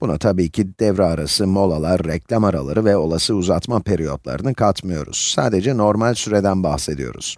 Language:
Turkish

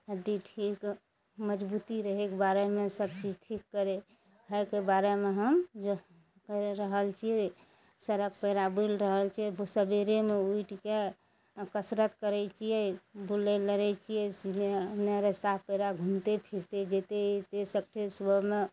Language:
Maithili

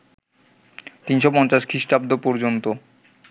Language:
Bangla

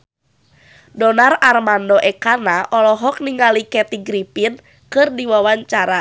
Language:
Sundanese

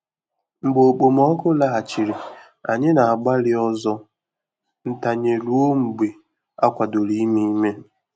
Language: Igbo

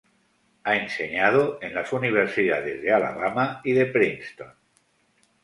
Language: Spanish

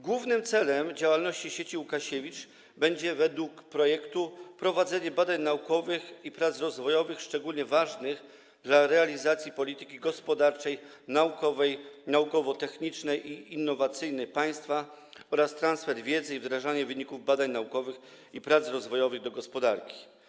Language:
Polish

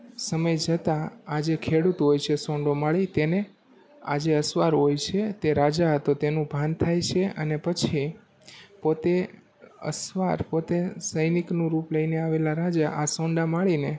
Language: Gujarati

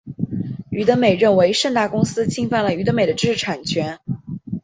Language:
Chinese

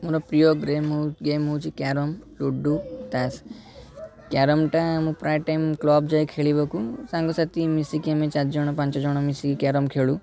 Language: Odia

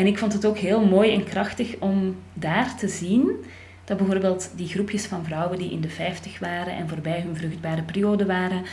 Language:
Dutch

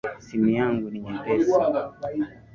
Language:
Swahili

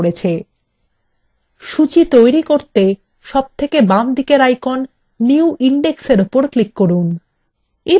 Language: Bangla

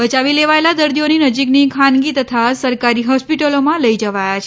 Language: Gujarati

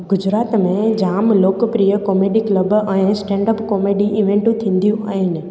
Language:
Sindhi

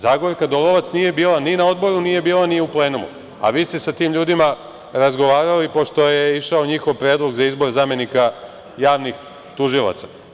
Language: Serbian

